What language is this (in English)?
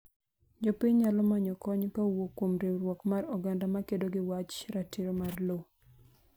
Luo (Kenya and Tanzania)